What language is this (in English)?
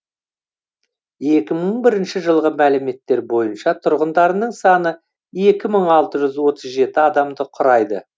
Kazakh